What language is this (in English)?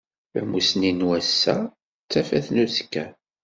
Kabyle